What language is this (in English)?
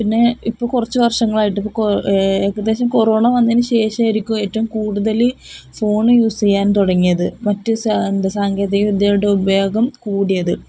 Malayalam